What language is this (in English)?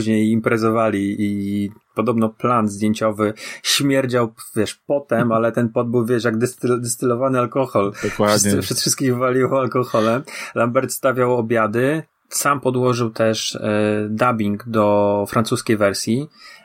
Polish